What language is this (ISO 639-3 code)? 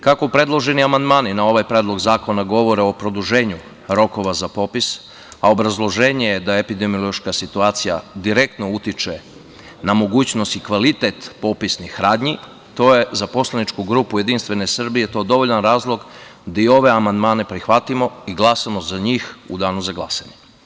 srp